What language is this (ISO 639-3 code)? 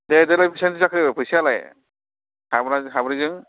brx